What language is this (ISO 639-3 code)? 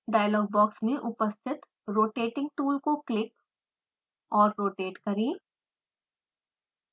hin